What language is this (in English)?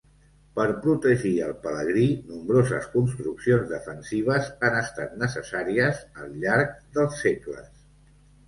Catalan